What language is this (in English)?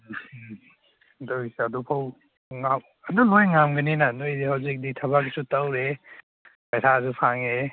Manipuri